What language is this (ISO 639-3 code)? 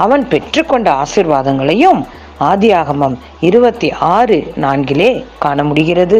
lav